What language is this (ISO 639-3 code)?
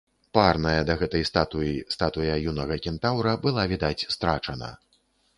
bel